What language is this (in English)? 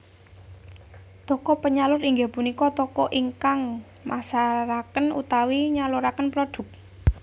Javanese